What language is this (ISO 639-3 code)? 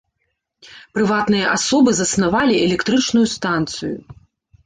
bel